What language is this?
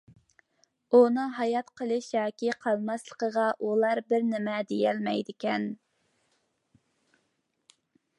Uyghur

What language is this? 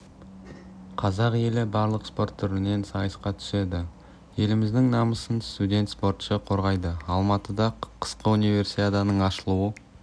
Kazakh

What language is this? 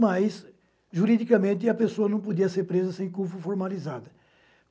Portuguese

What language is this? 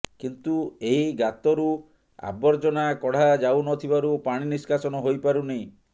Odia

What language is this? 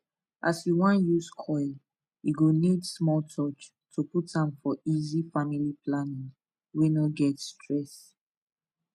Nigerian Pidgin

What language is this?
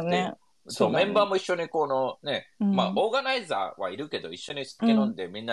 Japanese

